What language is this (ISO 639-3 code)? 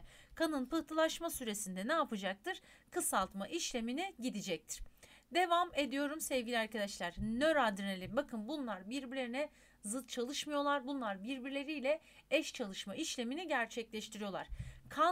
tur